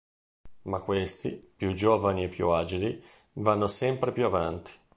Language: Italian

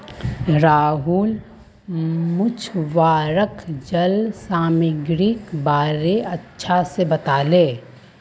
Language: Magahi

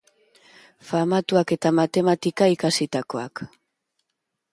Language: Basque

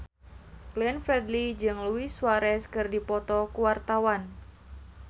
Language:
Sundanese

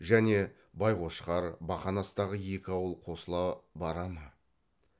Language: Kazakh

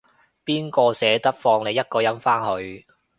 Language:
Cantonese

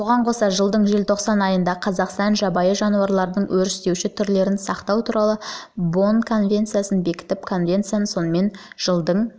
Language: Kazakh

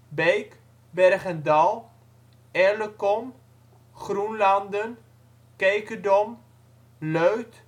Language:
Dutch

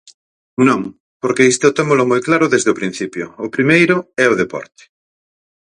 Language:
Galician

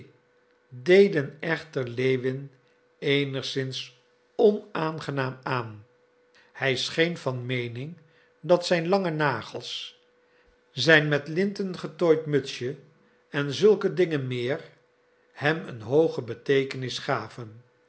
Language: Dutch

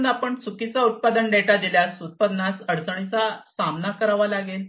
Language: Marathi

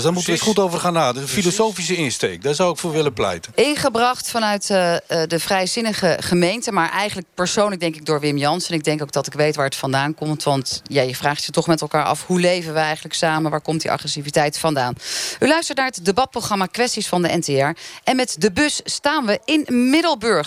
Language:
Dutch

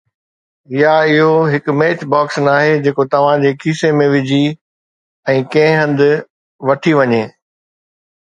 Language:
Sindhi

